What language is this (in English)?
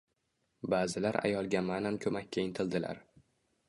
Uzbek